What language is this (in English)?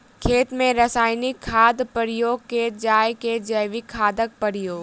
Maithili